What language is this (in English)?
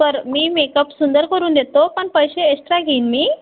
Marathi